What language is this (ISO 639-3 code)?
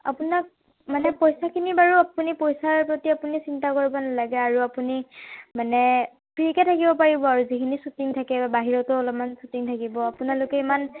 asm